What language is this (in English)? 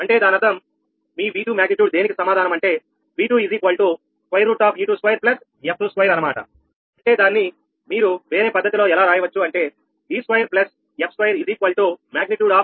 Telugu